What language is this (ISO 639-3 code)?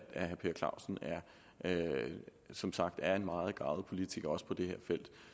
dan